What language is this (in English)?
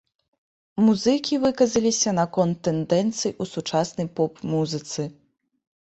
Belarusian